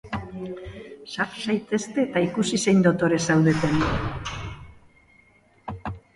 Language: Basque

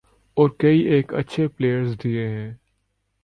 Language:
Urdu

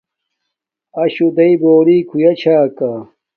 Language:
Domaaki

